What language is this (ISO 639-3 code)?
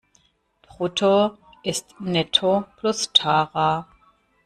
deu